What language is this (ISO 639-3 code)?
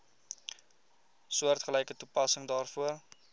afr